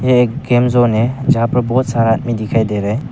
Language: Hindi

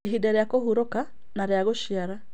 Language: Kikuyu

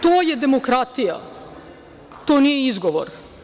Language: Serbian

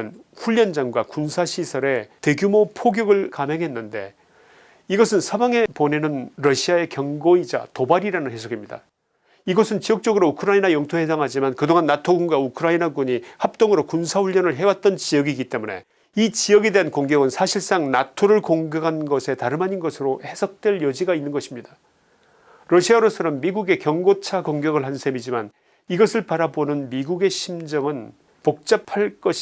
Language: Korean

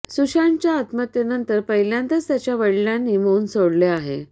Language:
Marathi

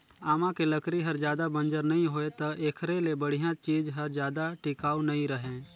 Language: Chhattisgarhi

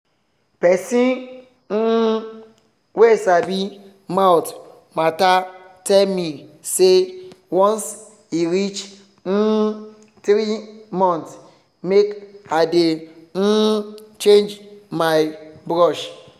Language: Nigerian Pidgin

